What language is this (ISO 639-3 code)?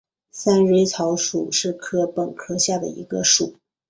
zho